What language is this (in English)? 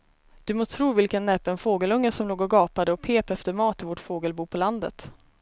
Swedish